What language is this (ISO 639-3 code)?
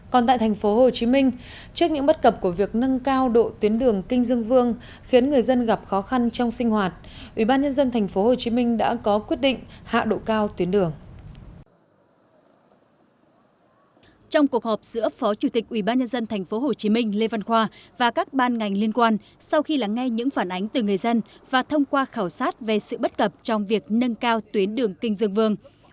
vie